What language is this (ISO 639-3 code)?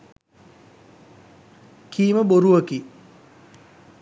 sin